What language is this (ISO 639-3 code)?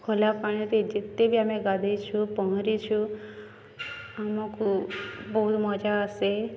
ori